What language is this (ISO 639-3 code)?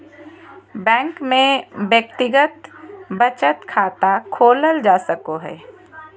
mag